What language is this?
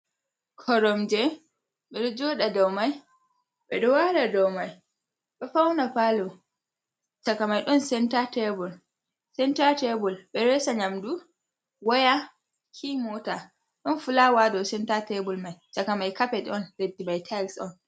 Fula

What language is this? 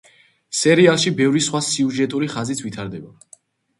Georgian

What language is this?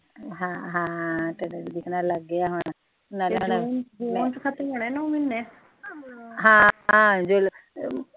Punjabi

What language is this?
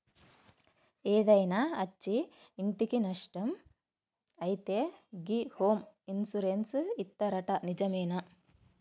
Telugu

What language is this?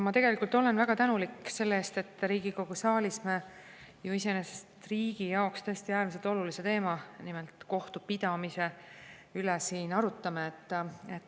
Estonian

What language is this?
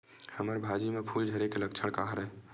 Chhattisgarhi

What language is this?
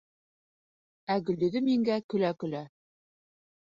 Bashkir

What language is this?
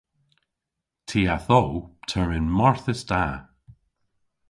Cornish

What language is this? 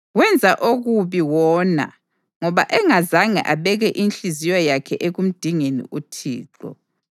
North Ndebele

